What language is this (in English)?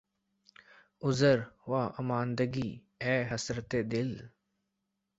Urdu